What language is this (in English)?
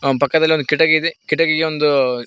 Kannada